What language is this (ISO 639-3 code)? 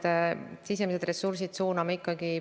est